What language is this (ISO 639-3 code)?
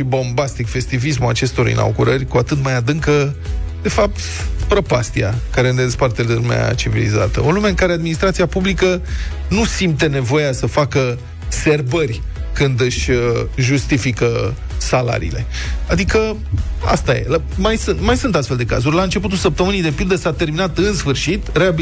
ron